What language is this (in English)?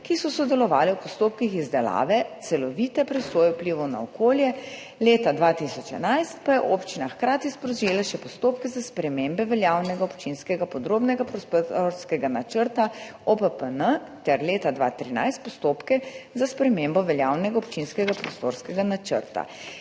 Slovenian